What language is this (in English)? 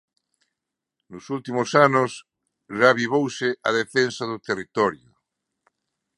Galician